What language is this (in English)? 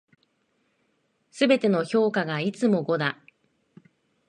Japanese